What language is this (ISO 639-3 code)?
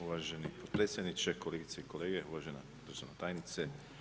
hrv